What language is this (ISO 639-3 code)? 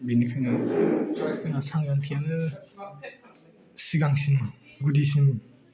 brx